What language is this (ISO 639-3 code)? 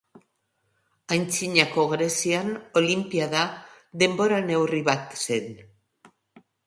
eus